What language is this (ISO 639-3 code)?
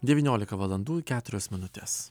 lit